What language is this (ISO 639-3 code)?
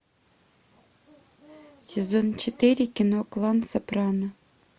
rus